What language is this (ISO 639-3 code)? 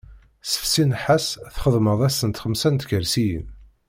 kab